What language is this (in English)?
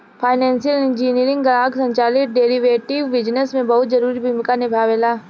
Bhojpuri